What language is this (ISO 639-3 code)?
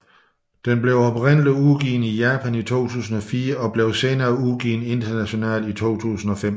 dan